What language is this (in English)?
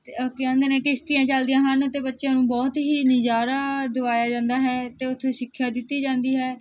Punjabi